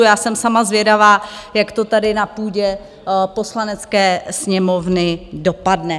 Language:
Czech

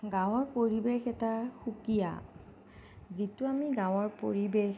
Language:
Assamese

